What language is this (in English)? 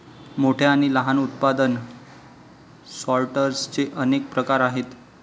Marathi